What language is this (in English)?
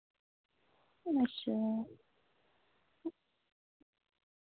Dogri